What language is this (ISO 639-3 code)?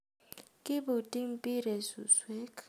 kln